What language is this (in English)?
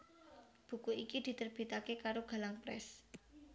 Javanese